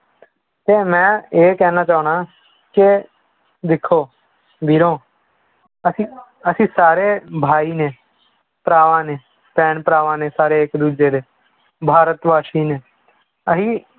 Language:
Punjabi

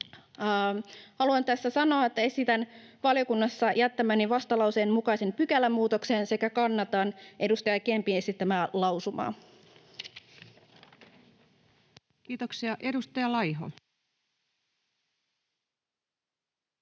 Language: Finnish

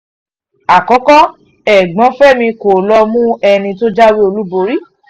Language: Yoruba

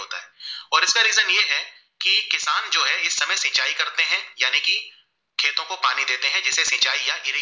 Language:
Gujarati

